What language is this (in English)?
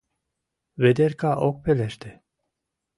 Mari